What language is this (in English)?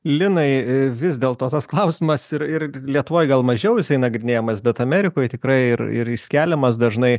Lithuanian